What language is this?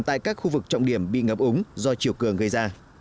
Vietnamese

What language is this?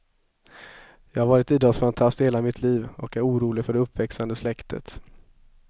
Swedish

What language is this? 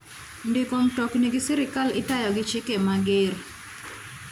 Luo (Kenya and Tanzania)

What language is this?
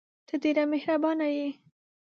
Pashto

